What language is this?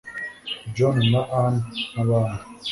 Kinyarwanda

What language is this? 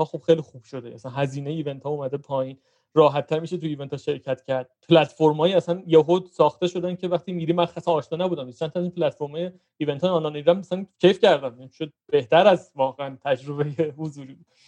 Persian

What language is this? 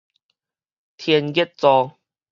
Min Nan Chinese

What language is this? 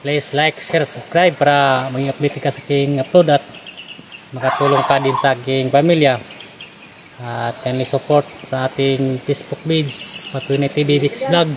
Filipino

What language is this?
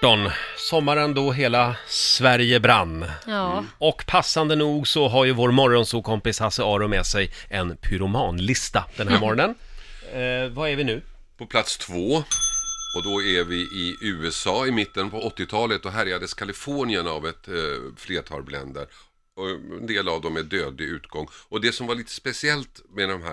Swedish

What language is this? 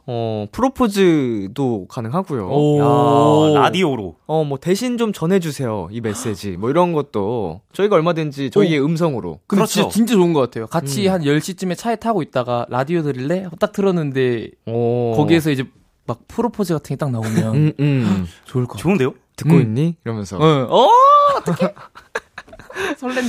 Korean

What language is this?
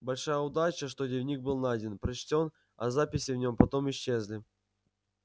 Russian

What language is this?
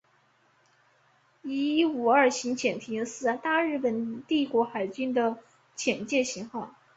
Chinese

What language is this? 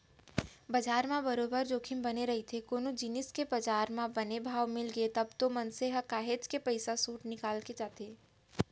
Chhattisgarhi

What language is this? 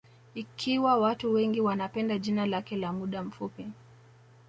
Swahili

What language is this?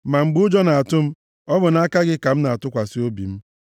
Igbo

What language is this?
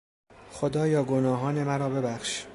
Persian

